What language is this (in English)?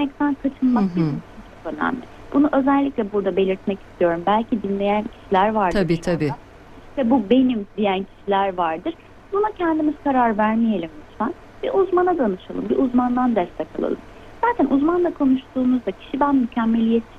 Turkish